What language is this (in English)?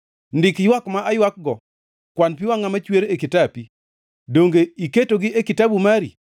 Luo (Kenya and Tanzania)